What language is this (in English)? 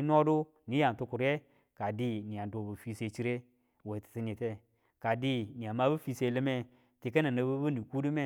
Tula